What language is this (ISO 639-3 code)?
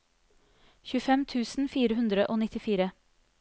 nor